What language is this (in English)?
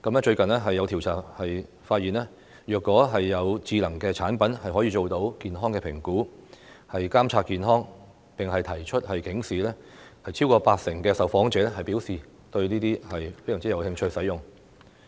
Cantonese